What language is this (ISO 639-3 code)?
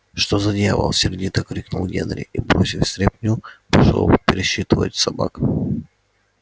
rus